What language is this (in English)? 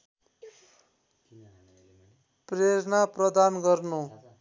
Nepali